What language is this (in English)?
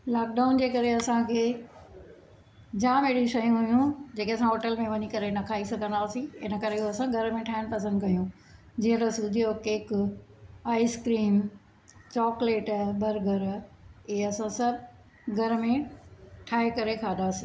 Sindhi